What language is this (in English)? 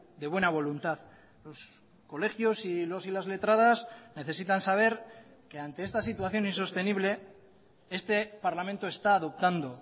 Spanish